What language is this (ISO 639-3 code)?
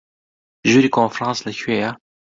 ckb